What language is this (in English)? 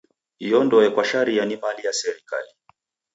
Taita